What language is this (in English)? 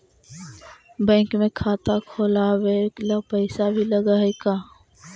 Magahi